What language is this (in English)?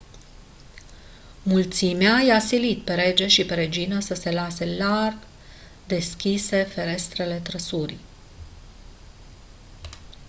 Romanian